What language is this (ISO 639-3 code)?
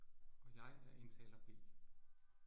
dan